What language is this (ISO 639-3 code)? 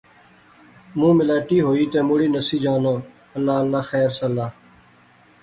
phr